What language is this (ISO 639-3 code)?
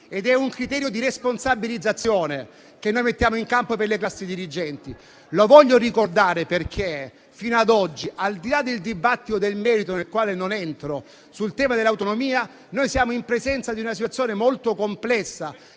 ita